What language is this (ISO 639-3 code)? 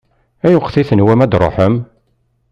kab